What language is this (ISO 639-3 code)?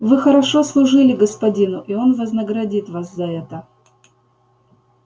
rus